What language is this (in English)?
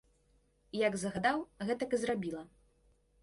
Belarusian